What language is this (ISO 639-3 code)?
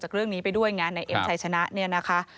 tha